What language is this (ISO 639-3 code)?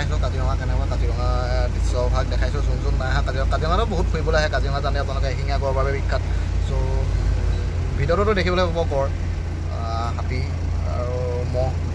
ind